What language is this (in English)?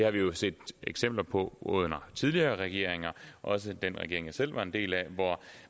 Danish